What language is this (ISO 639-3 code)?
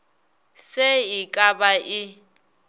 nso